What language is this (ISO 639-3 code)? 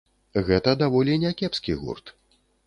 bel